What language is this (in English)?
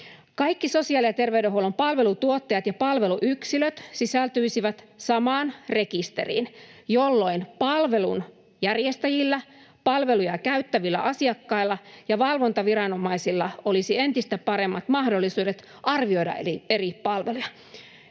Finnish